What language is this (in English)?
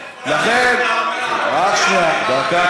Hebrew